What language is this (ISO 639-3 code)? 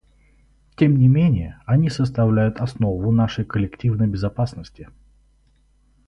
rus